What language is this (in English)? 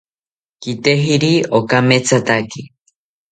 South Ucayali Ashéninka